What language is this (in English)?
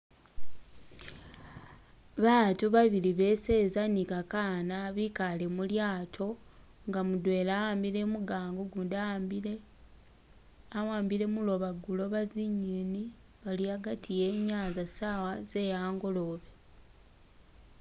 Masaaba